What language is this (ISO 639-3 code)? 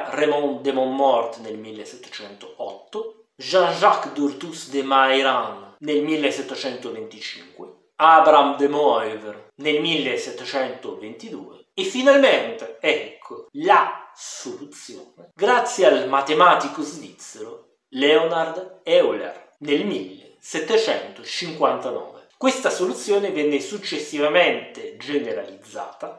ita